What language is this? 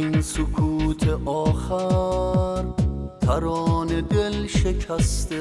Persian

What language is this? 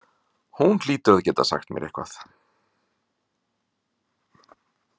Icelandic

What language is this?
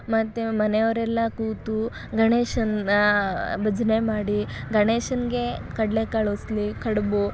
Kannada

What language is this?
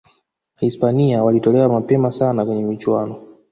Swahili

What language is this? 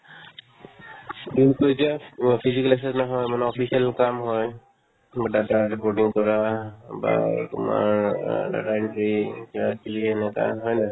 Assamese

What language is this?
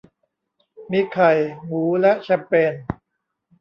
Thai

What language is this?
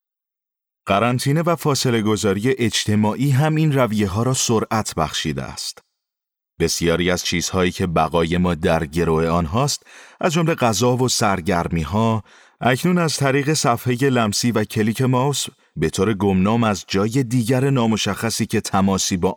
Persian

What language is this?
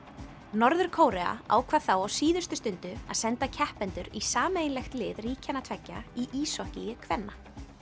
Icelandic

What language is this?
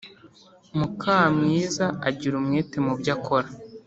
Kinyarwanda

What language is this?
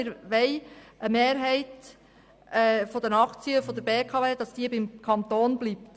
Swiss German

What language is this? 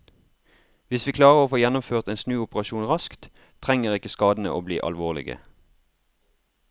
Norwegian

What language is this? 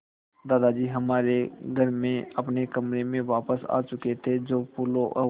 Hindi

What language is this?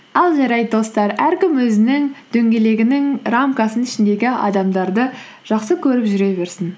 Kazakh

